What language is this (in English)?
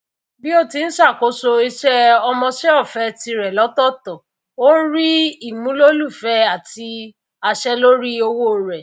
Yoruba